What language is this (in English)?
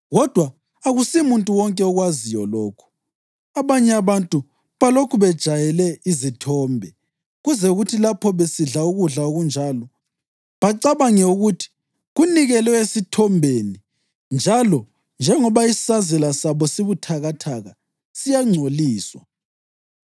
North Ndebele